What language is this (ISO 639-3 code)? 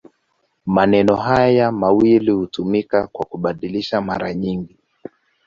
swa